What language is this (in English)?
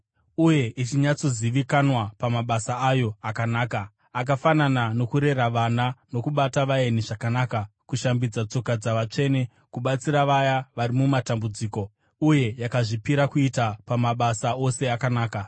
Shona